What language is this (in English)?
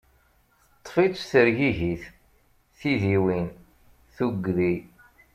Kabyle